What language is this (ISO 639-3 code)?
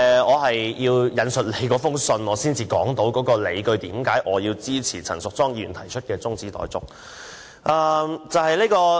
yue